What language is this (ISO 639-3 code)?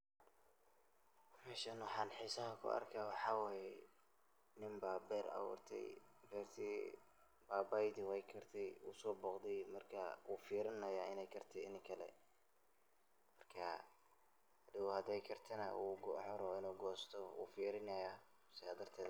som